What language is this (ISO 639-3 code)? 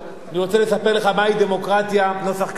heb